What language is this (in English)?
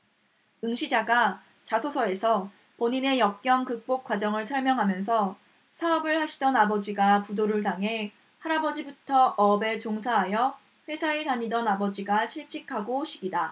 Korean